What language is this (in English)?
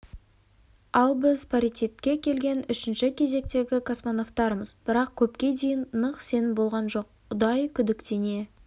Kazakh